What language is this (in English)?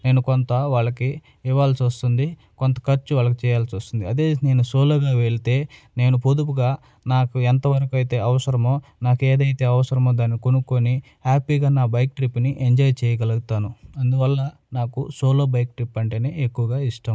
Telugu